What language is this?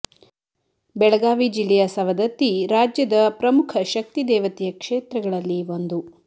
Kannada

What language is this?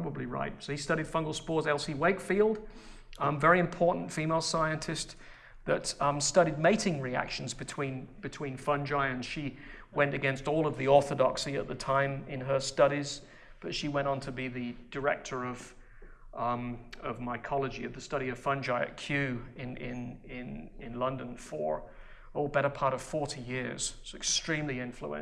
English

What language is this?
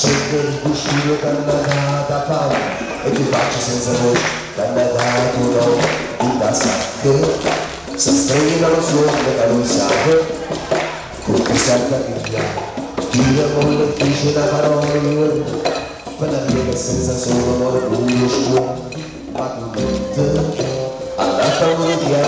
Czech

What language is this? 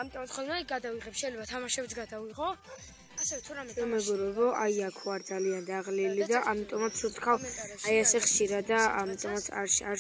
Romanian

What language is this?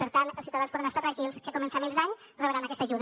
Catalan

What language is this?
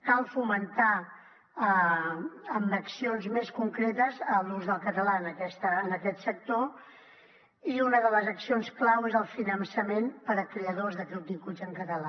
Catalan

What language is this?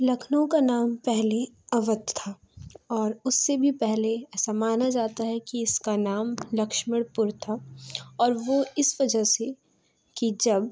Urdu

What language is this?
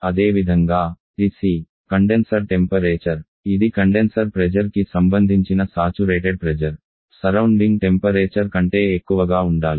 Telugu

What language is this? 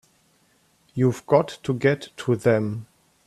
English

